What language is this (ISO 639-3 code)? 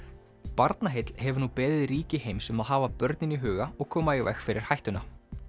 isl